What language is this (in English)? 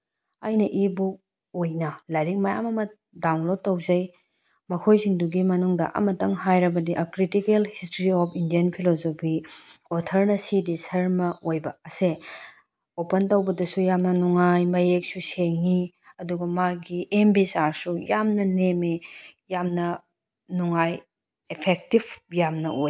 Manipuri